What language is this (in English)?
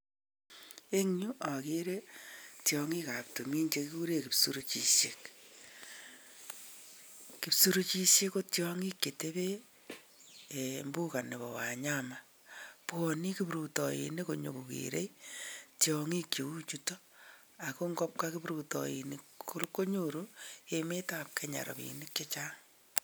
Kalenjin